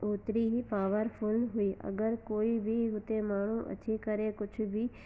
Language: Sindhi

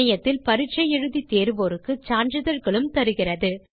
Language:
Tamil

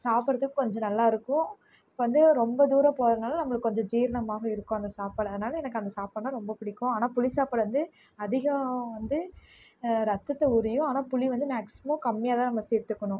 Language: Tamil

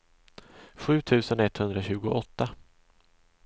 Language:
Swedish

